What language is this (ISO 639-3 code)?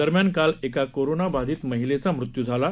mar